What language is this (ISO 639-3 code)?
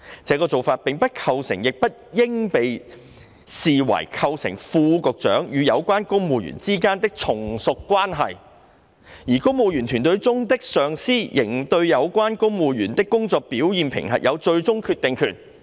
yue